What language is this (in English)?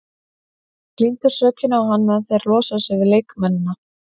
Icelandic